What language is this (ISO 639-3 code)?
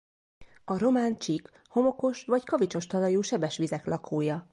hun